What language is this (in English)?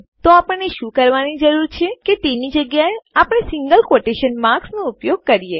Gujarati